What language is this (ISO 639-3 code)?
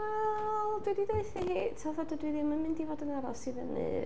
cym